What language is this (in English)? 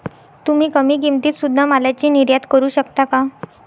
Marathi